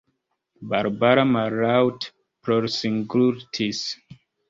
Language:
Esperanto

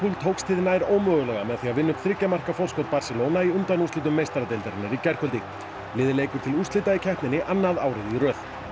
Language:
Icelandic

